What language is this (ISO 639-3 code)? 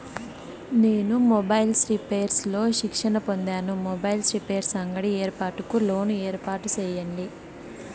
tel